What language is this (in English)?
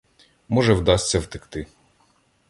Ukrainian